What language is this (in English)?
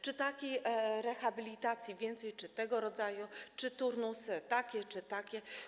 Polish